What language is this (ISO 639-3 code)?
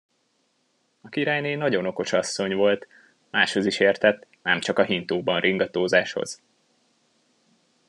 hun